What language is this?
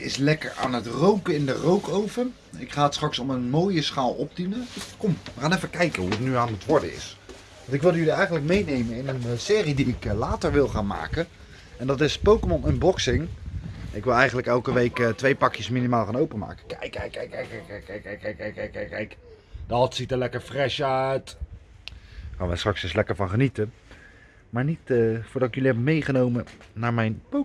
Dutch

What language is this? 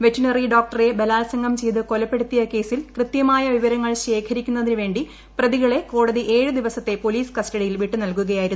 Malayalam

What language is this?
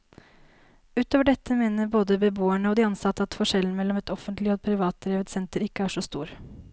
Norwegian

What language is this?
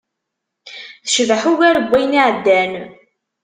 Kabyle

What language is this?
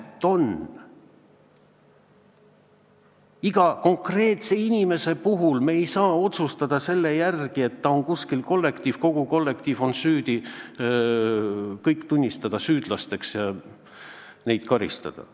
Estonian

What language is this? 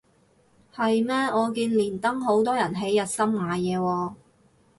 Cantonese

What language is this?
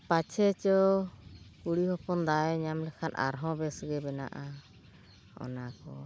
Santali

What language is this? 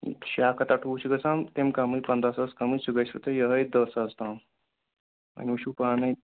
Kashmiri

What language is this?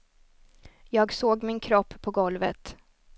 Swedish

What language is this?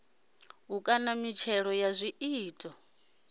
Venda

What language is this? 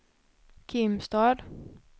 Swedish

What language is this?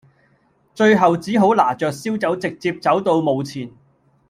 Cantonese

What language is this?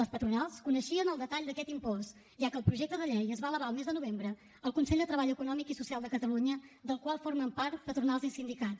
Catalan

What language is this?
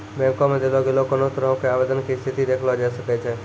Maithili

